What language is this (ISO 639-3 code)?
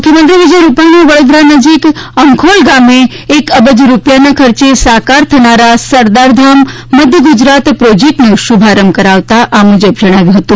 guj